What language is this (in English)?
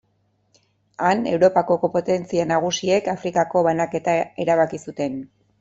Basque